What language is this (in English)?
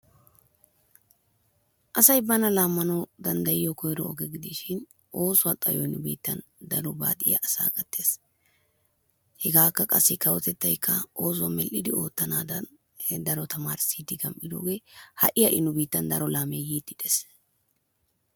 Wolaytta